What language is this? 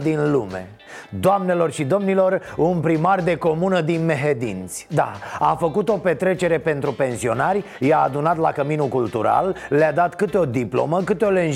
Romanian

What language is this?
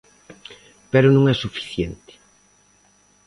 Galician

